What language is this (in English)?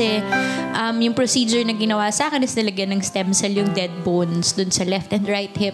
Filipino